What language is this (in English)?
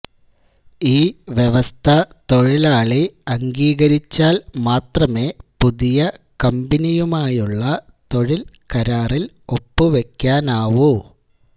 Malayalam